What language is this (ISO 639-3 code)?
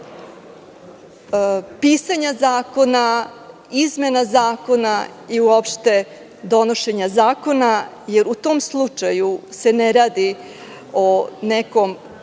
srp